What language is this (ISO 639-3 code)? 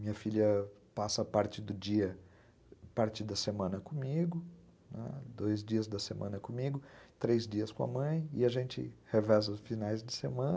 por